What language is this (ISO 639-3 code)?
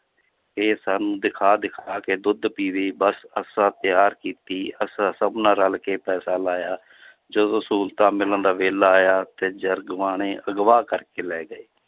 pan